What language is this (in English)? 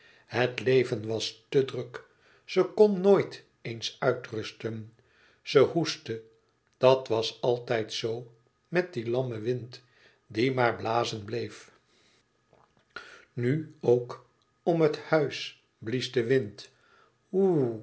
Dutch